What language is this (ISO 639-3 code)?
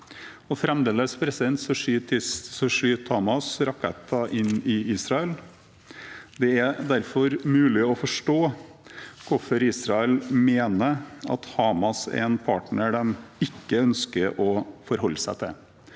nor